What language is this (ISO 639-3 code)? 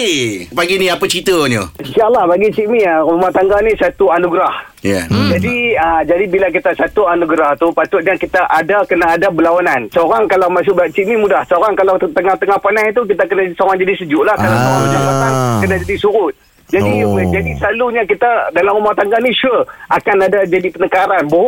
msa